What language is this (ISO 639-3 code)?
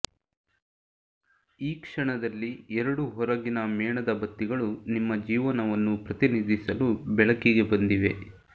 kan